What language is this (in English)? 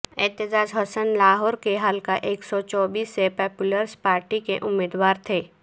Urdu